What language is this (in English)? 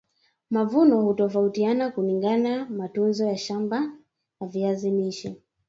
Swahili